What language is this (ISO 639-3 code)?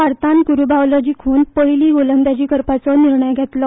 kok